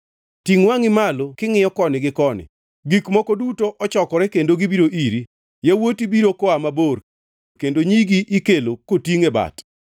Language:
Luo (Kenya and Tanzania)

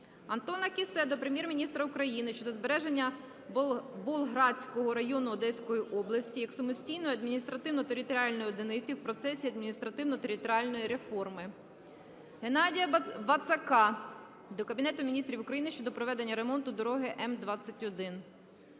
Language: Ukrainian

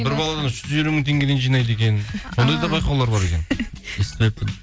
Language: Kazakh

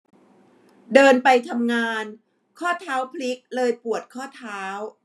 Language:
Thai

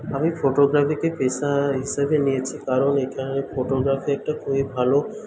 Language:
Bangla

